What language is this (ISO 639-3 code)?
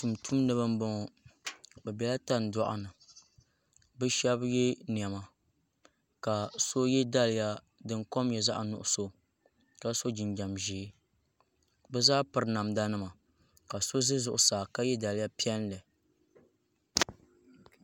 dag